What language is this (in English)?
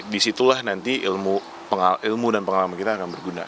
Indonesian